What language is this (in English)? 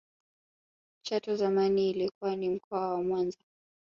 Swahili